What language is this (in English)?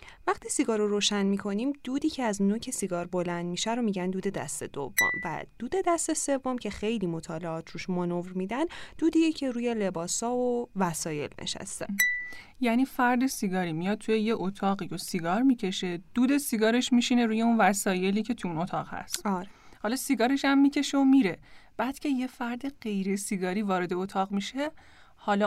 Persian